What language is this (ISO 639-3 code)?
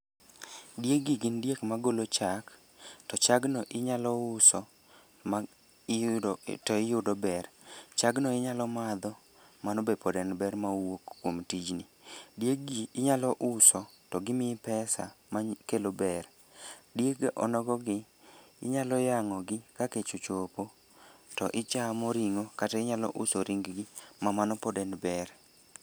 luo